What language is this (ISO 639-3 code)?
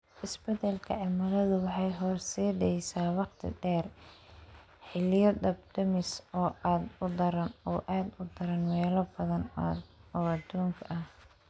som